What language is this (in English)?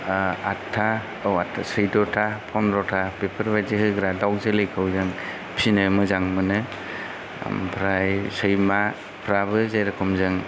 Bodo